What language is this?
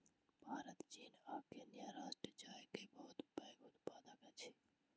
Maithili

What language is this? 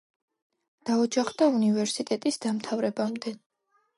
Georgian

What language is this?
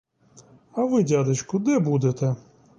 Ukrainian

